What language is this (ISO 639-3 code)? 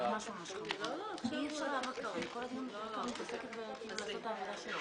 heb